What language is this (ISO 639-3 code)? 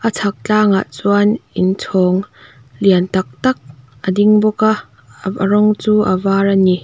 lus